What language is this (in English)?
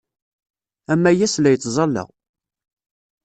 Kabyle